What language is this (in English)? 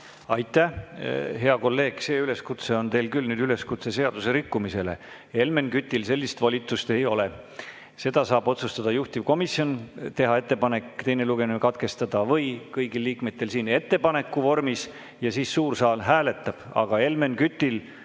Estonian